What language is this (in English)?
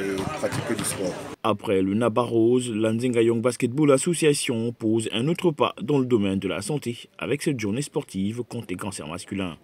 French